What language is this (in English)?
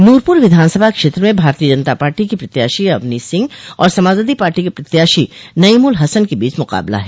Hindi